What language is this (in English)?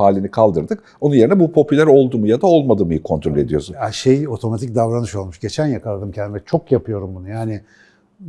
Turkish